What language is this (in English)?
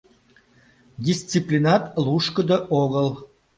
Mari